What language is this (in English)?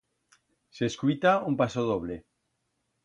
Aragonese